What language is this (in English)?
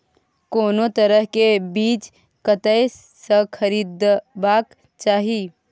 Maithili